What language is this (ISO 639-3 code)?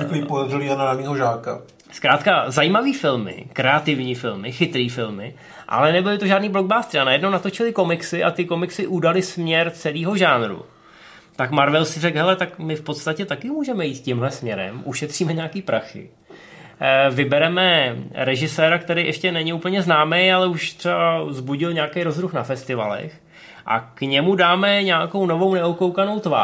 ces